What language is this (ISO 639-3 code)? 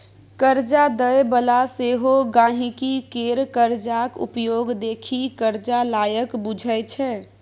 mai